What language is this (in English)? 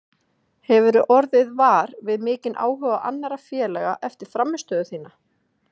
Icelandic